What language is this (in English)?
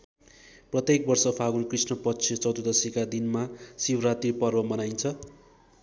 Nepali